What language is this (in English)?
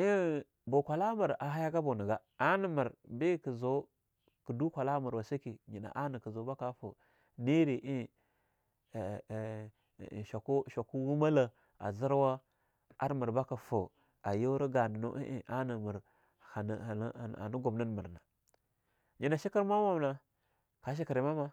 Longuda